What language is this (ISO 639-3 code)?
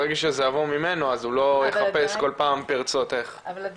heb